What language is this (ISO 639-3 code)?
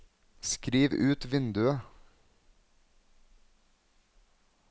nor